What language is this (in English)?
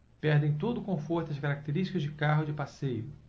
Portuguese